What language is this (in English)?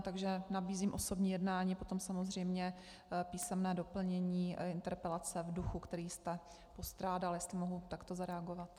Czech